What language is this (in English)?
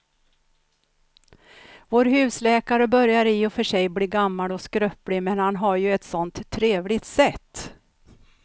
Swedish